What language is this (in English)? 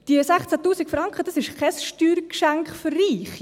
Swiss German